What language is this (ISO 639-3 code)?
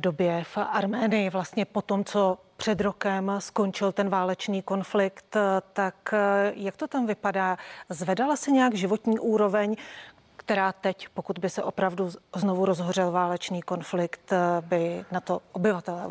ces